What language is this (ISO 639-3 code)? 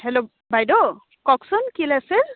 asm